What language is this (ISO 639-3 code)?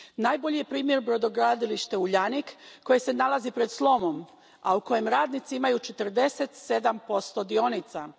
hrv